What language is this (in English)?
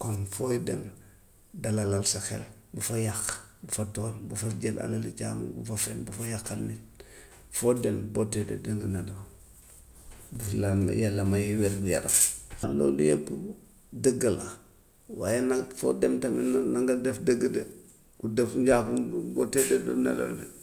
Gambian Wolof